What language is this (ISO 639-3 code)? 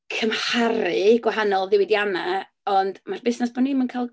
cym